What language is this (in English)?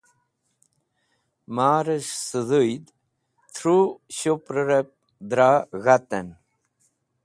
Wakhi